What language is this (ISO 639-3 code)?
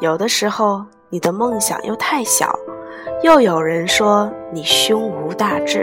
zho